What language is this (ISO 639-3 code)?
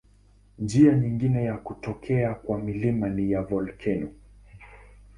swa